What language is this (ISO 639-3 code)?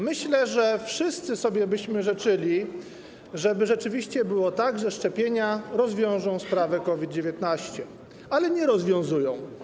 pol